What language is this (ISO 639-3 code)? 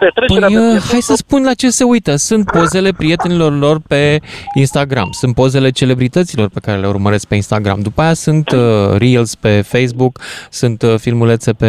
ron